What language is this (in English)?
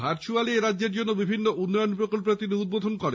Bangla